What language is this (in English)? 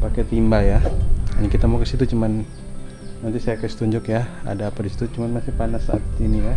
Indonesian